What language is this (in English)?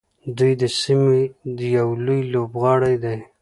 Pashto